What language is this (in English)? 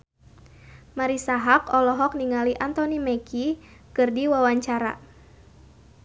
Sundanese